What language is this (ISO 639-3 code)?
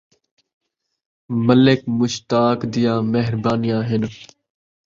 skr